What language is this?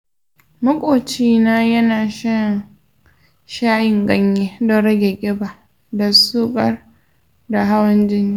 Hausa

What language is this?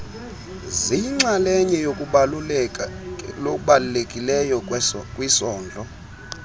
Xhosa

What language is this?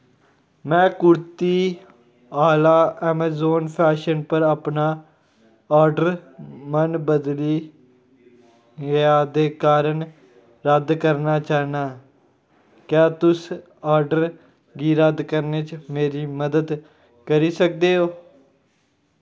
Dogri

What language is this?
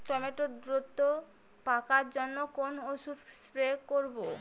Bangla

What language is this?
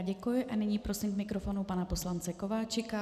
Czech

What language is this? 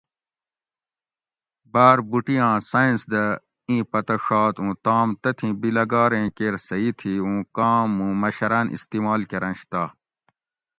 Gawri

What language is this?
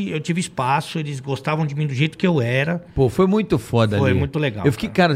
Portuguese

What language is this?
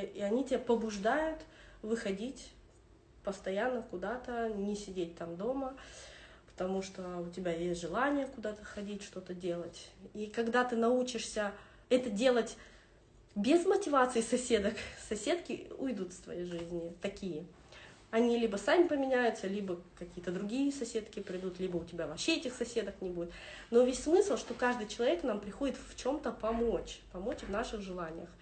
Russian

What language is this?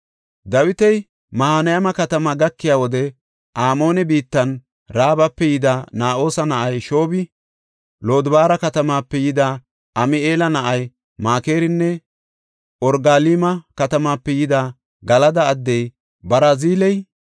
Gofa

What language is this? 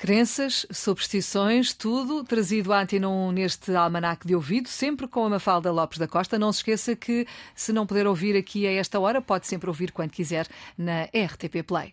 Portuguese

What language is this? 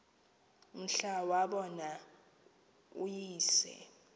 Xhosa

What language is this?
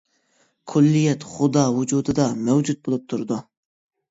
Uyghur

